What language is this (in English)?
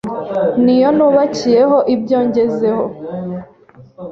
Kinyarwanda